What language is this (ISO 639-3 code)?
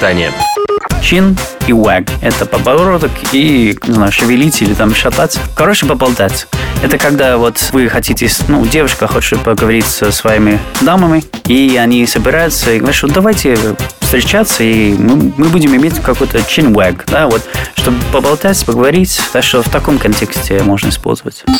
rus